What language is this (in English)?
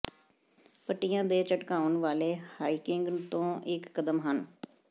Punjabi